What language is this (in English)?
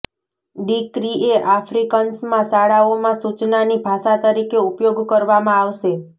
Gujarati